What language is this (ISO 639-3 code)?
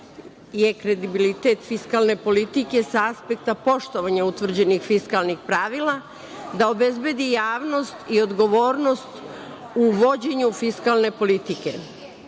srp